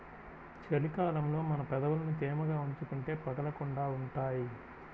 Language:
Telugu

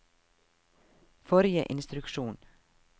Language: Norwegian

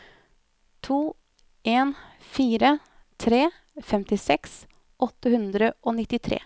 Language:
Norwegian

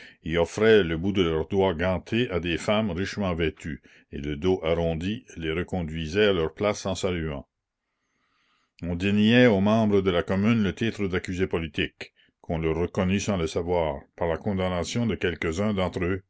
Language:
French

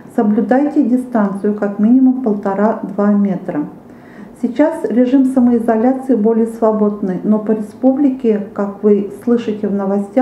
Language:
Russian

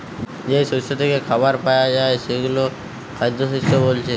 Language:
Bangla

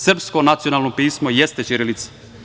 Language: Serbian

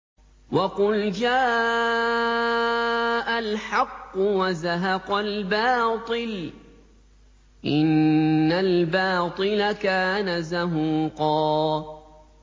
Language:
Arabic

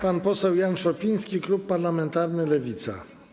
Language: Polish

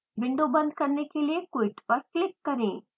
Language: Hindi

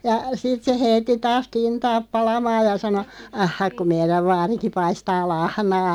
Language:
Finnish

